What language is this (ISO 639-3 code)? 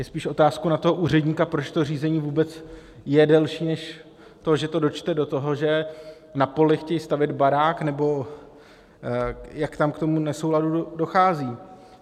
ces